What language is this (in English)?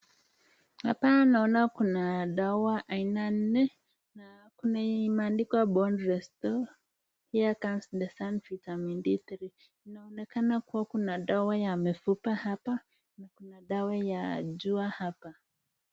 Swahili